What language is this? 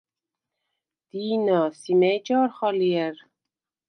Svan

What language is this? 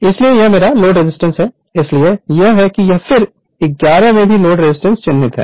Hindi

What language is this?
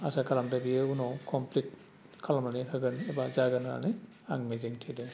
Bodo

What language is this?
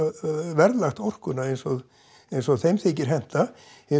Icelandic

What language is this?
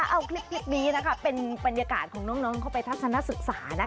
Thai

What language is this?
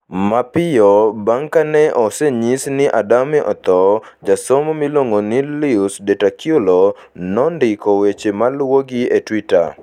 Luo (Kenya and Tanzania)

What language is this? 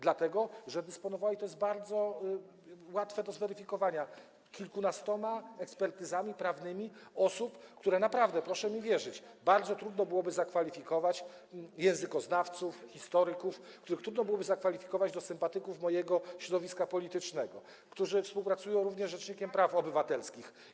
Polish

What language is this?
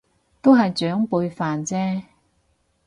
Cantonese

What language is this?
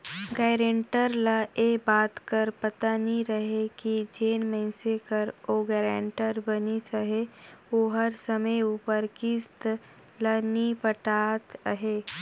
Chhattisgarhi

